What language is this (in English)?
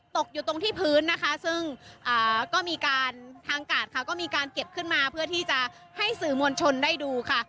Thai